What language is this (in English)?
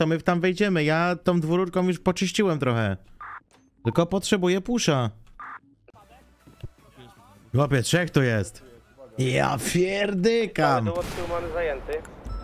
Polish